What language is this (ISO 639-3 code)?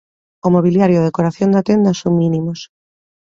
glg